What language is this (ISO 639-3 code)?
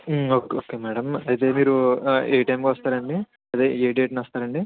tel